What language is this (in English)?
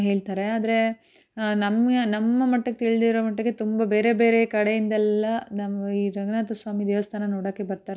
Kannada